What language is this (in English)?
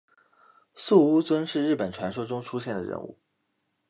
Chinese